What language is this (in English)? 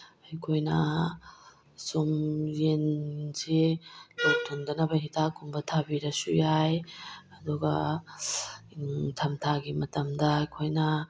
Manipuri